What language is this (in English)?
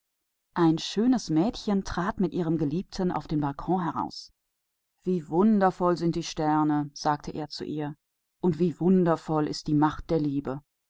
German